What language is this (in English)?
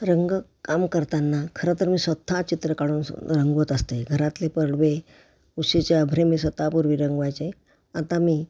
Marathi